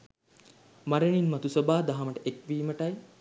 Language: Sinhala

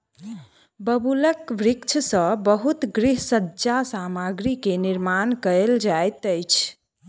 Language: Maithili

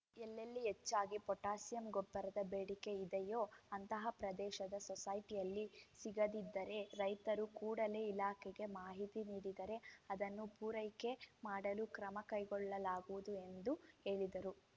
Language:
Kannada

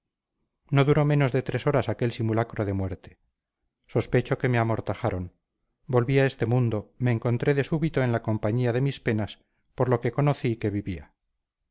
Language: Spanish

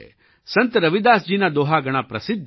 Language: Gujarati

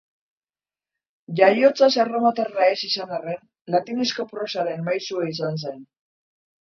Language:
Basque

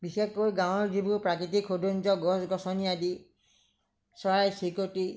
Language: Assamese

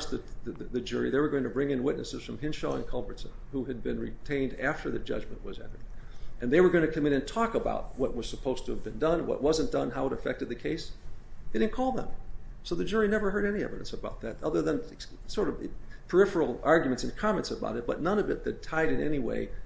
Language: English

